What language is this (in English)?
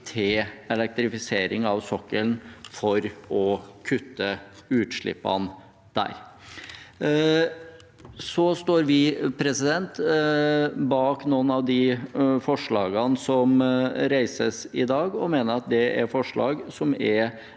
Norwegian